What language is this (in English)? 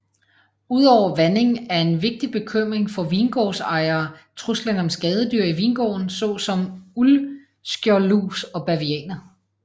Danish